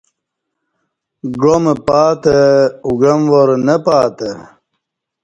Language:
Kati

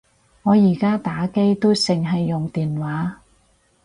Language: Cantonese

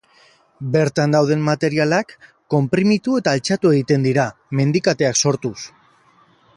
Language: Basque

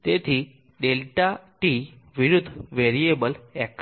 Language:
Gujarati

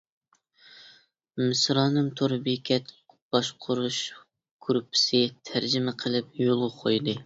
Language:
Uyghur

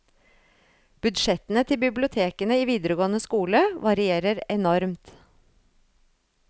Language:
Norwegian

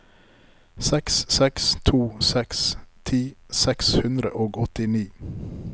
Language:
Norwegian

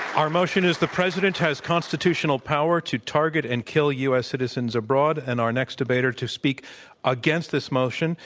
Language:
English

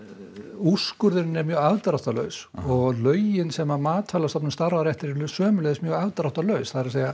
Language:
Icelandic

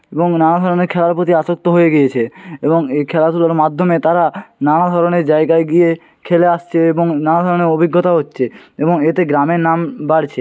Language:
Bangla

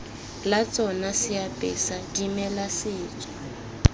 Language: Tswana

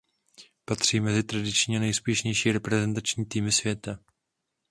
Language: Czech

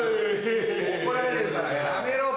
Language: Japanese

